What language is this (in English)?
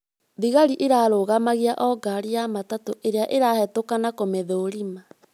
Kikuyu